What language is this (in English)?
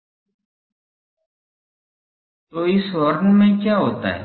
Hindi